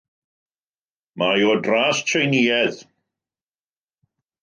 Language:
Welsh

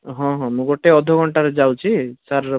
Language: Odia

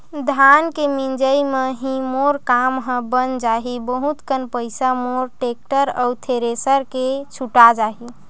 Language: Chhattisgarhi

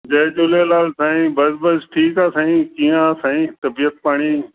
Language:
Sindhi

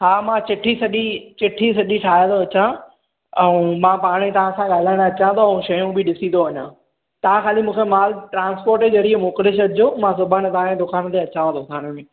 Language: Sindhi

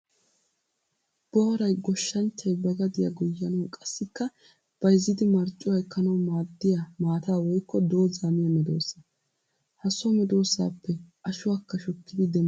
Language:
Wolaytta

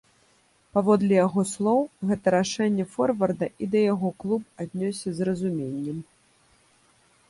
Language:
Belarusian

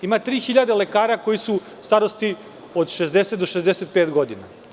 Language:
Serbian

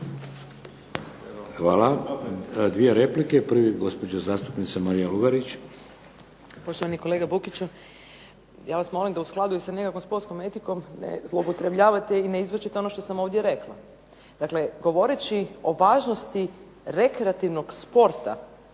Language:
Croatian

